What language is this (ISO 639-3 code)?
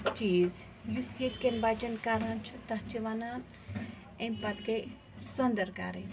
kas